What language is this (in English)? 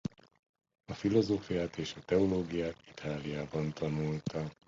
Hungarian